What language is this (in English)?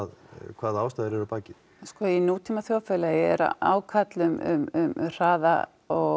Icelandic